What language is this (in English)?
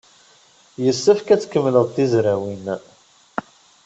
Kabyle